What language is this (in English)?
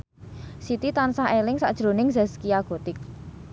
Javanese